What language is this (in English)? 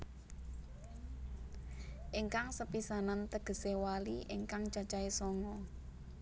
Javanese